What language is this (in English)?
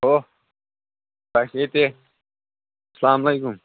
Kashmiri